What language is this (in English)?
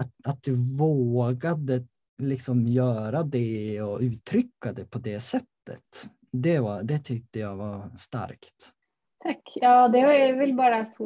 Swedish